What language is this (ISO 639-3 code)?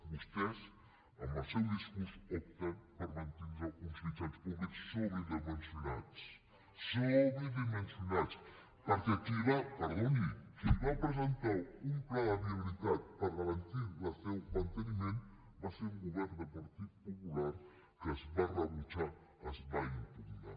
cat